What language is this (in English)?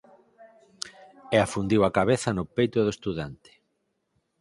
Galician